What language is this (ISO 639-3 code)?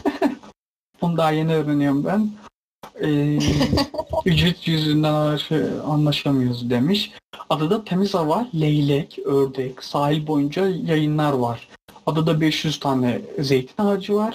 tur